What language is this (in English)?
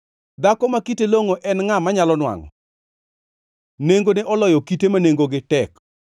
Luo (Kenya and Tanzania)